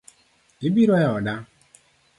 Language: Luo (Kenya and Tanzania)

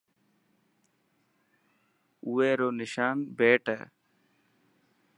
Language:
Dhatki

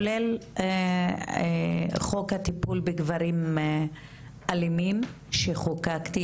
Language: Hebrew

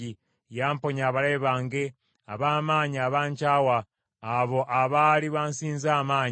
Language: Ganda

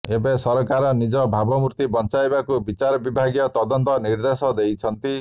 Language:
Odia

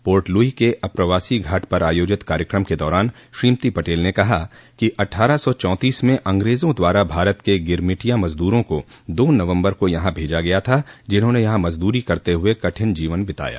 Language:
Hindi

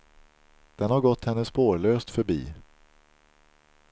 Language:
Swedish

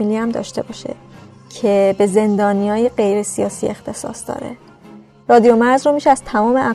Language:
Persian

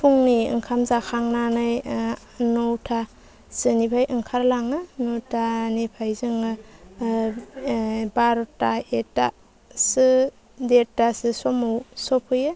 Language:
Bodo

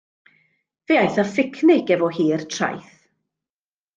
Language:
Welsh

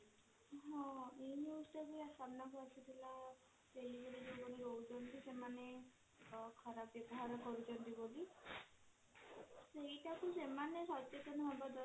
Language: Odia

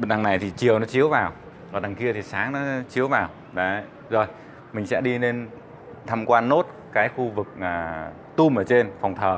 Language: Vietnamese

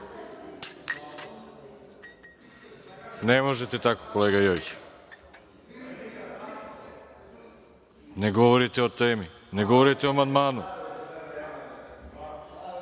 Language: Serbian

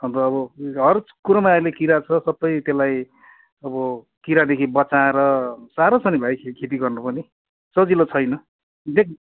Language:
Nepali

